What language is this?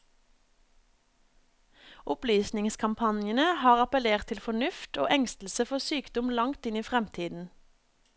Norwegian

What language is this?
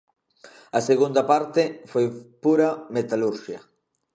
Galician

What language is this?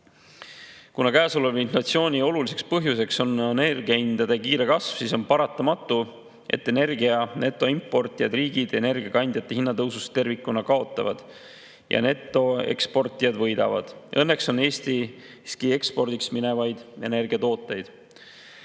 Estonian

